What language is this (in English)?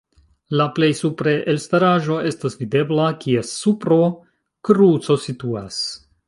Esperanto